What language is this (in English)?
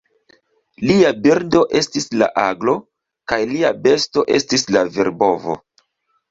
Esperanto